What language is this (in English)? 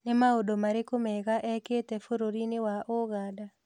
Kikuyu